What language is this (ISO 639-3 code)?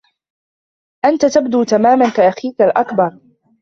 ara